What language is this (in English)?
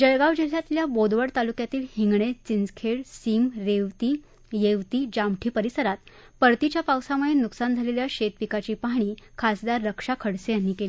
Marathi